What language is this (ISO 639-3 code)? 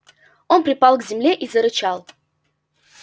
rus